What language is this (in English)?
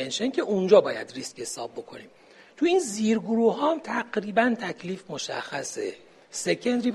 Persian